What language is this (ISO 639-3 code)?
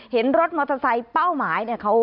tha